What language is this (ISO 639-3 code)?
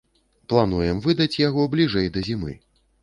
bel